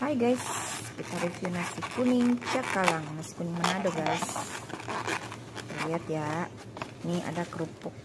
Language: Indonesian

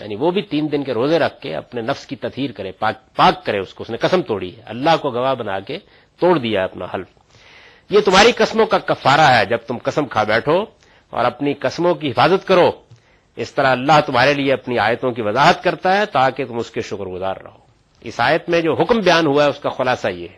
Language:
Urdu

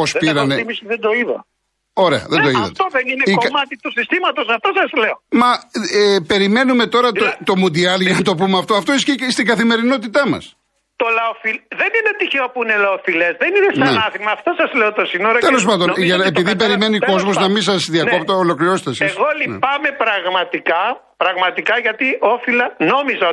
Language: Greek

